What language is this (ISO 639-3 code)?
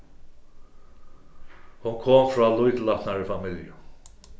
fao